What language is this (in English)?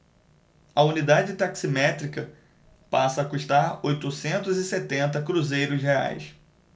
Portuguese